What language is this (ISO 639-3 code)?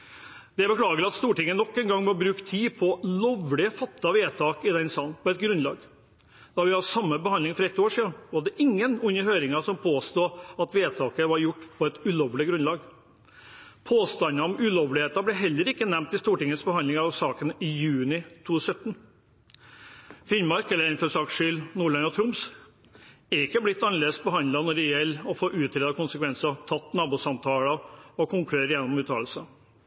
nob